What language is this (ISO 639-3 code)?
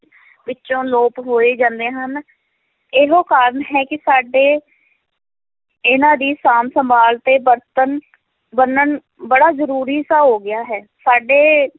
pan